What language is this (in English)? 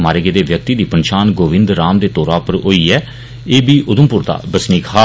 Dogri